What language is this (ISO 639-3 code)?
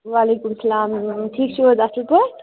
kas